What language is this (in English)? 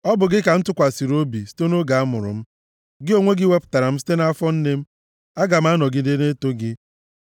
Igbo